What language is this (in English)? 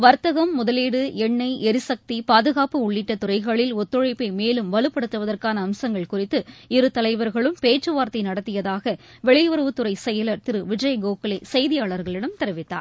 Tamil